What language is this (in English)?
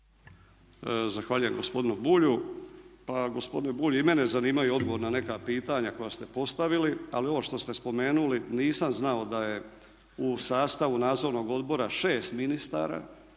Croatian